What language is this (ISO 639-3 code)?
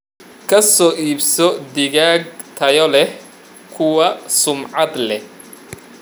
som